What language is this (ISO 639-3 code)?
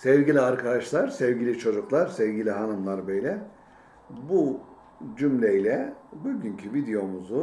tur